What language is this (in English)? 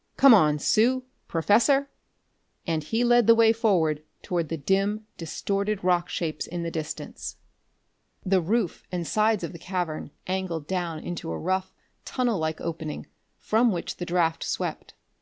English